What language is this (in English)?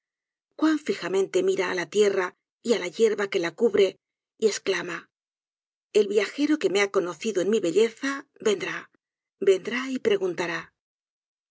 Spanish